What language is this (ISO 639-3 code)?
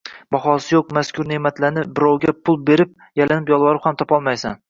uzb